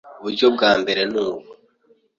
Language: Kinyarwanda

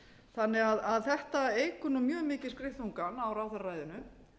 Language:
Icelandic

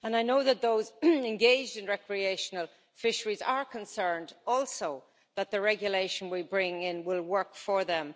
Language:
English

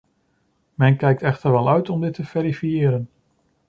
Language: Dutch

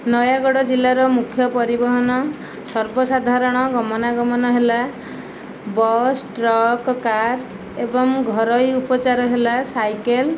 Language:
Odia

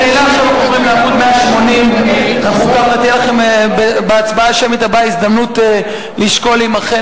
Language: Hebrew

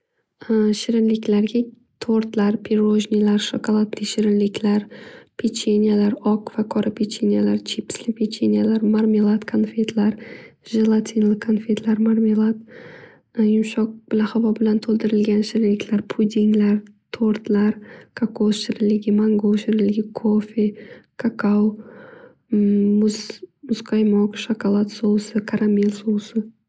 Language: Uzbek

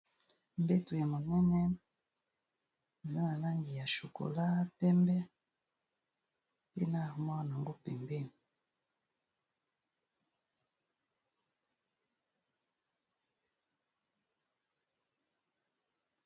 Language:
Lingala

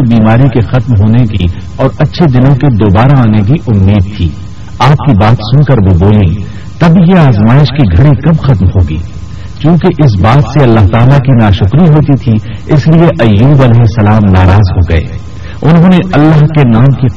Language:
Urdu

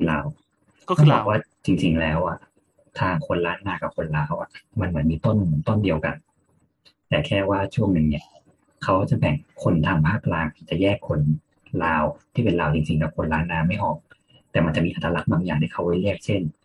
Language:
Thai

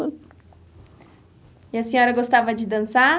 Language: Portuguese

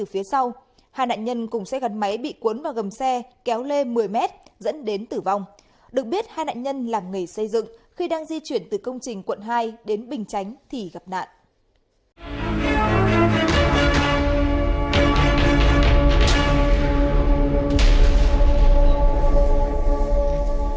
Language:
Vietnamese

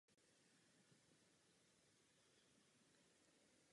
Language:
Czech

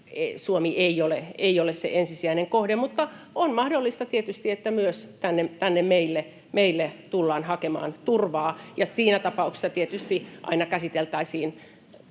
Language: Finnish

